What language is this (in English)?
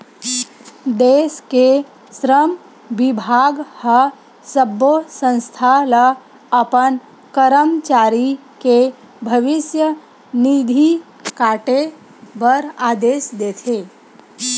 Chhattisgarhi